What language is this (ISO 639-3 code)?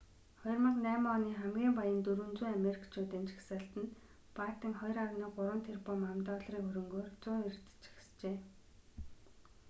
mon